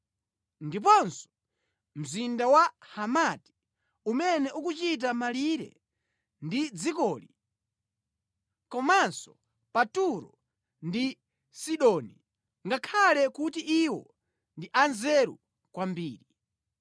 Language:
Nyanja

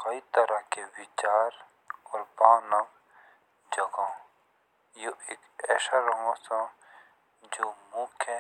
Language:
Jaunsari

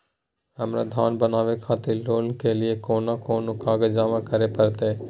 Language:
Maithili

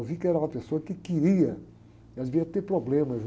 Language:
Portuguese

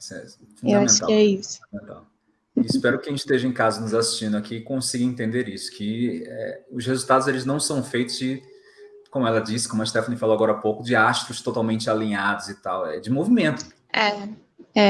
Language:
Portuguese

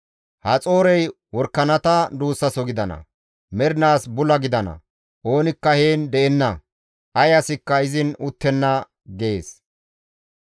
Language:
Gamo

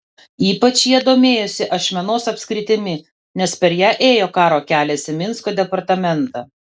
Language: Lithuanian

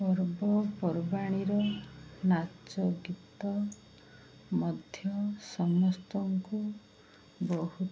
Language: Odia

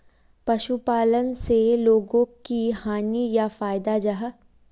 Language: Magahi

